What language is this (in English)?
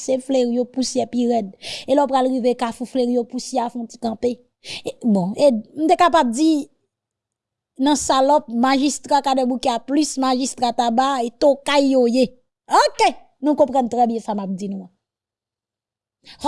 French